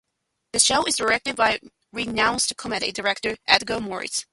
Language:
English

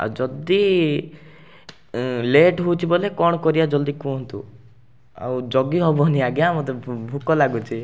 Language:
Odia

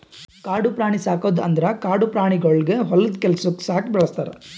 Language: Kannada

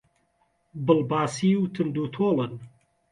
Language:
Central Kurdish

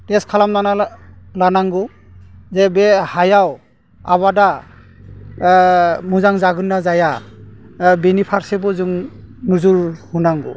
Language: Bodo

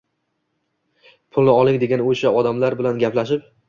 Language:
Uzbek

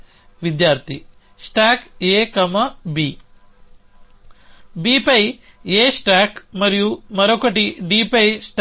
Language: Telugu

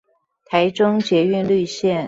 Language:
Chinese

